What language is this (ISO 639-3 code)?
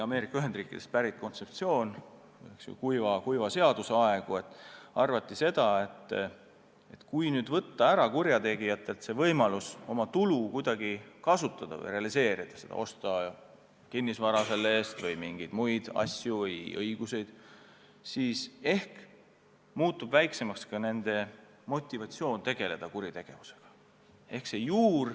est